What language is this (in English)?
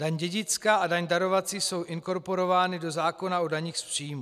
Czech